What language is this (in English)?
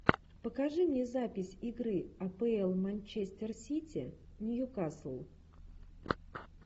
Russian